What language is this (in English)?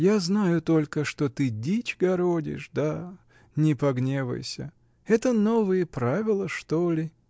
Russian